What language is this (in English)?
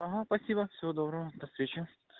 Russian